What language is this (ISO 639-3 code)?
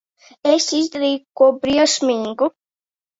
lav